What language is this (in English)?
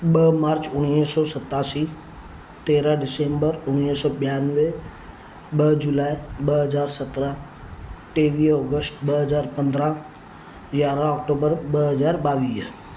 Sindhi